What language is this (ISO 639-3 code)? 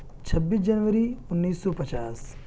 urd